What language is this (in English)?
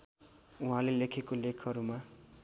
Nepali